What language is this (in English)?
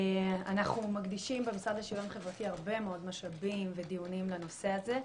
Hebrew